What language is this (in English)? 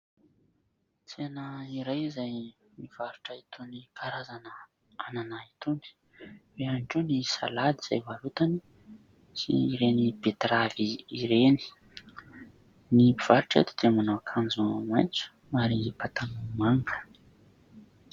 Malagasy